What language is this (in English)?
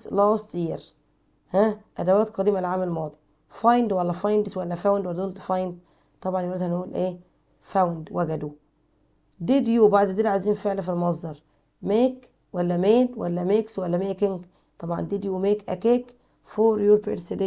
Arabic